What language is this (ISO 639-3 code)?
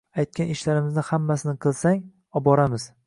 uzb